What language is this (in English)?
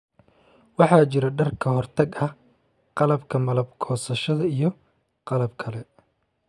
Somali